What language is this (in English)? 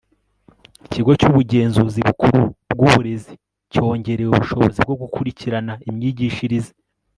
Kinyarwanda